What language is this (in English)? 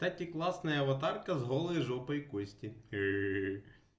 Russian